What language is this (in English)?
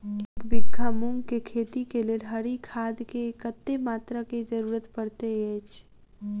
Maithili